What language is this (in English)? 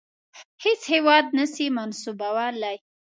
Pashto